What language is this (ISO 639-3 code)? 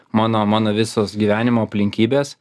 lit